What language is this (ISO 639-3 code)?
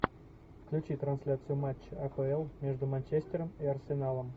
rus